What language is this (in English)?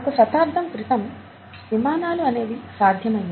Telugu